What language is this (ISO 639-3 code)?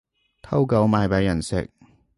yue